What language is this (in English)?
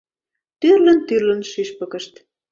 Mari